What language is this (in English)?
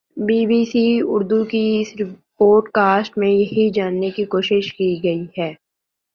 Urdu